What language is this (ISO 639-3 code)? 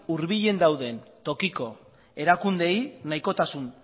eus